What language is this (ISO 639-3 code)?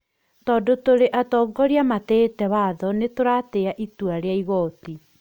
kik